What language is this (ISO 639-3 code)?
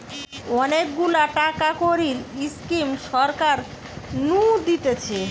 ben